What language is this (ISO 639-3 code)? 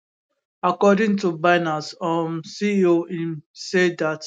pcm